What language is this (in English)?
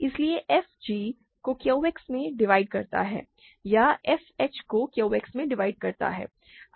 Hindi